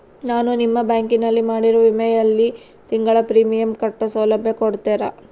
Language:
Kannada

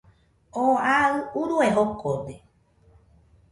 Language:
Nüpode Huitoto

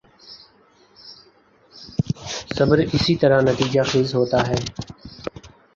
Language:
Urdu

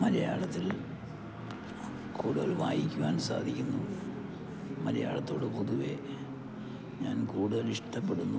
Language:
Malayalam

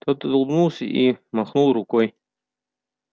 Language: Russian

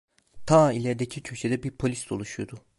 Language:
Turkish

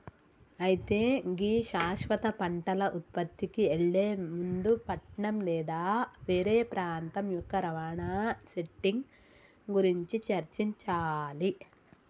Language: Telugu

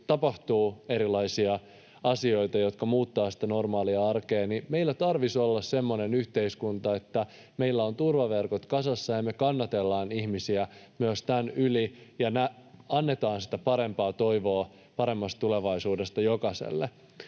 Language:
Finnish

